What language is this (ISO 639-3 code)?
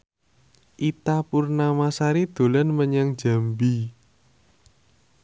jav